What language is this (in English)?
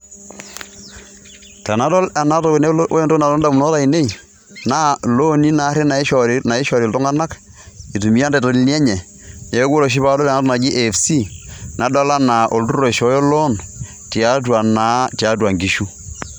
Masai